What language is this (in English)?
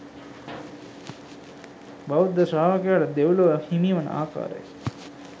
Sinhala